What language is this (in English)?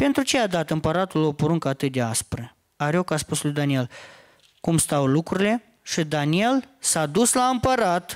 Romanian